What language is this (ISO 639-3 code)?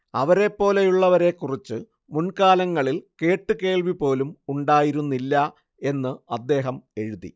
mal